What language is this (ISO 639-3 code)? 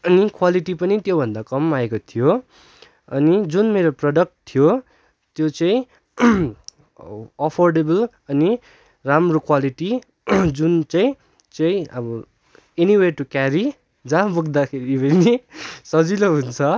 nep